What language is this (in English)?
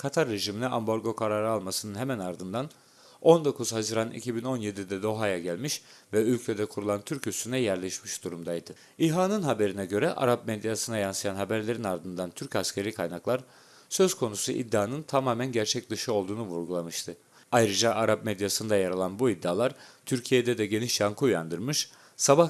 Turkish